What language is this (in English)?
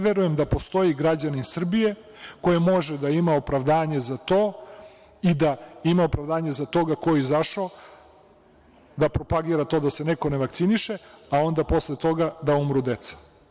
Serbian